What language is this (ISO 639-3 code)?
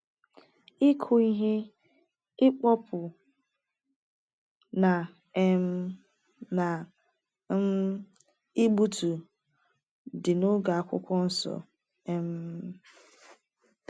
ibo